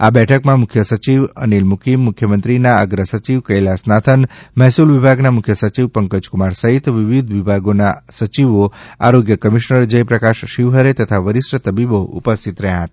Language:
Gujarati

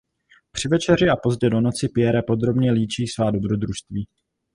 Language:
Czech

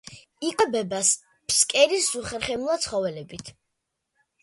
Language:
Georgian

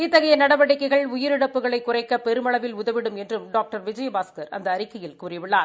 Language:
Tamil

